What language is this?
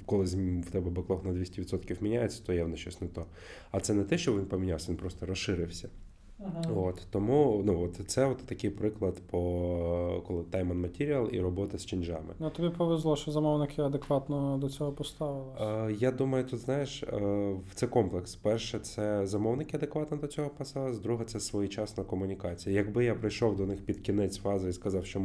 Ukrainian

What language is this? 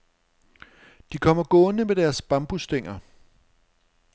Danish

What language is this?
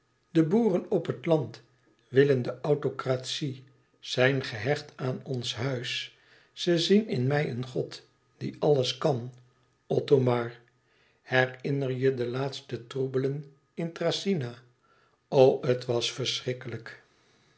Dutch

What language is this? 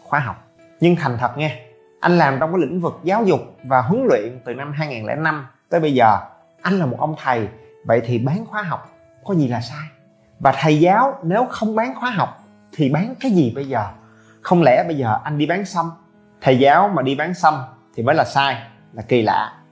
Vietnamese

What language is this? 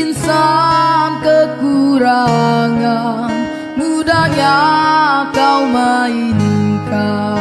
Indonesian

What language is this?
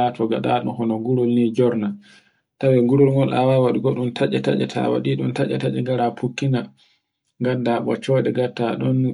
Borgu Fulfulde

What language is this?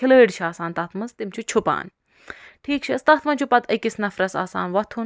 Kashmiri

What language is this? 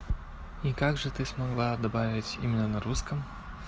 Russian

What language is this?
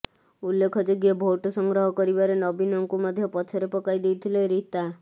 Odia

